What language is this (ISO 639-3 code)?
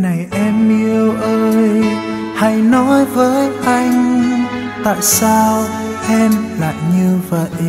vie